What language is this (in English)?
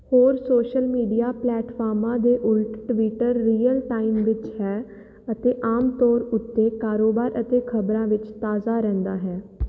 Punjabi